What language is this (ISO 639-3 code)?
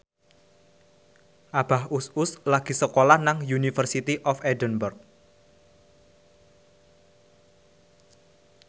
jav